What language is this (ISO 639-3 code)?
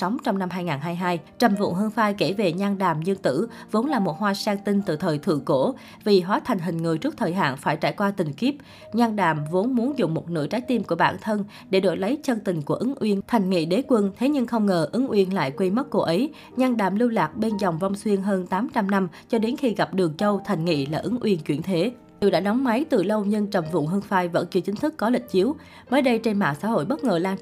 vie